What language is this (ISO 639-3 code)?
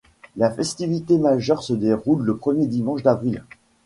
fra